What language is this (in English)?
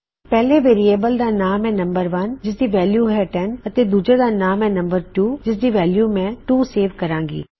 Punjabi